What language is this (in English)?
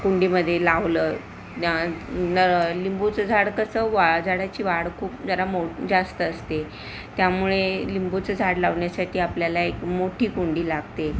Marathi